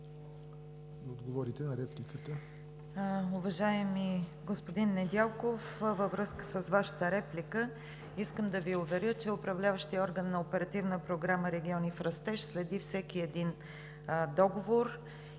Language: Bulgarian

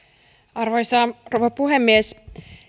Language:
Finnish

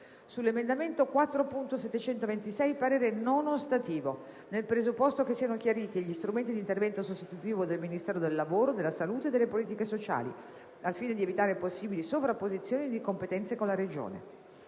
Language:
Italian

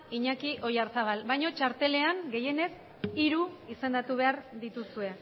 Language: Basque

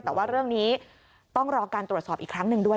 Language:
Thai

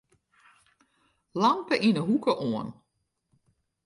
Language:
Western Frisian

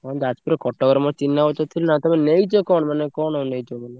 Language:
Odia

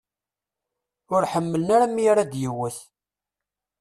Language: Kabyle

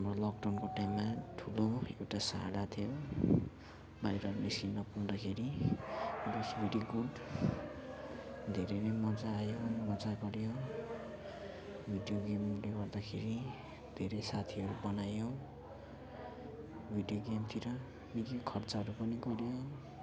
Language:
Nepali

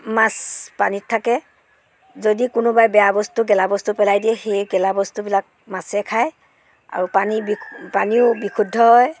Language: Assamese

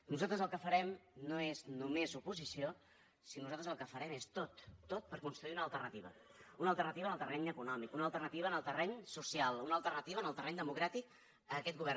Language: Catalan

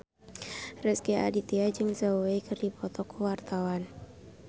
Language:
Sundanese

